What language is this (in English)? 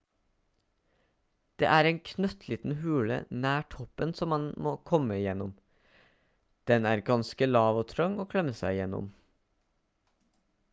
Norwegian Bokmål